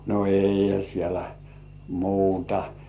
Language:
Finnish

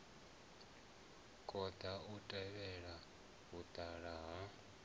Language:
Venda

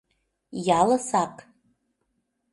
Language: Mari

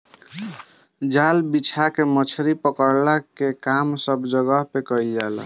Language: Bhojpuri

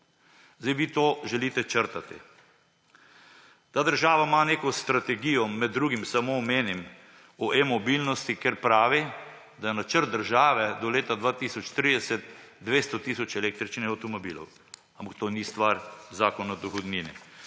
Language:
Slovenian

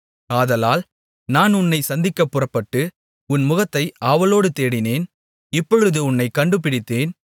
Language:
Tamil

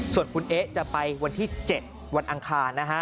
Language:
Thai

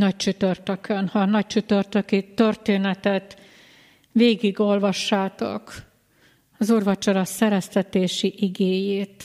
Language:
Hungarian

